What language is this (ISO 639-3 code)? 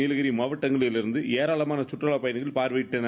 tam